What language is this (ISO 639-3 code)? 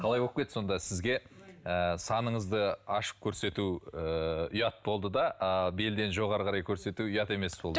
kaz